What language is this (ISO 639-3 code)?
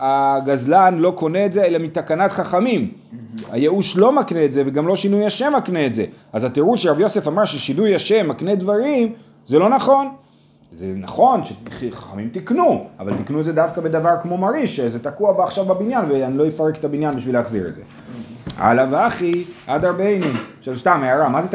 heb